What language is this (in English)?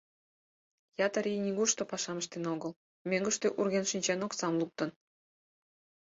Mari